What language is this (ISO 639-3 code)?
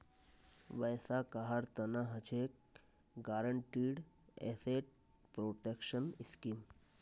mag